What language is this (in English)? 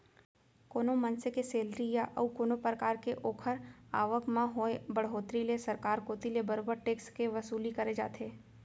Chhattisgarhi